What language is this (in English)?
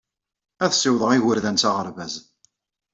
Kabyle